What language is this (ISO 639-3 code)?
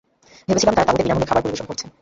ben